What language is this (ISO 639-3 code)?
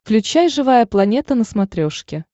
rus